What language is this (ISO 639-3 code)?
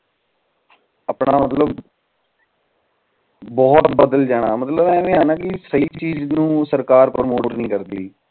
pan